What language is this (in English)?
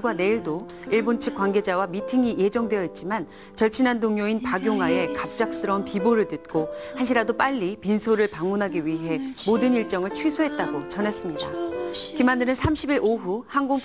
Korean